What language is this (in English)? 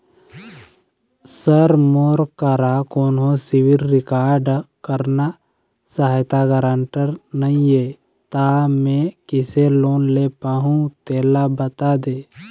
Chhattisgarhi